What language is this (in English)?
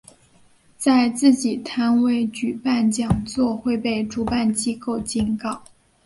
Chinese